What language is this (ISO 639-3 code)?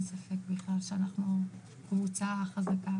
heb